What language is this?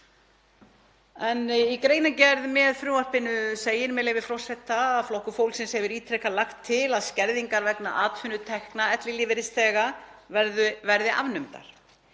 Icelandic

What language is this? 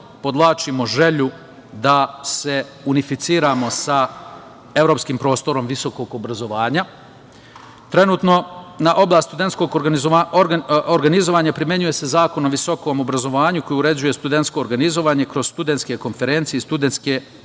Serbian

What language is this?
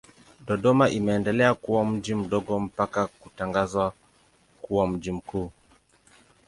Swahili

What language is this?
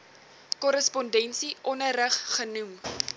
Afrikaans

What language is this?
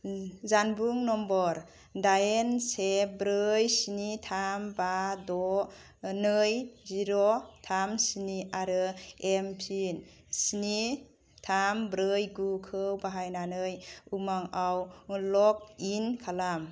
Bodo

